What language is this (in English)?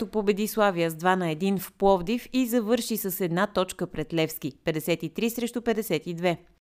Bulgarian